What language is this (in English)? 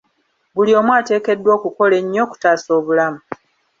Ganda